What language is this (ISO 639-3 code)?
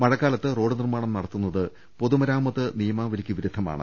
mal